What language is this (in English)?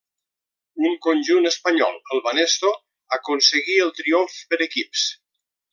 Catalan